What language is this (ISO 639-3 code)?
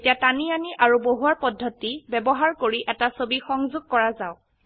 asm